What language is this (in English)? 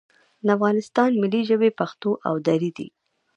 Pashto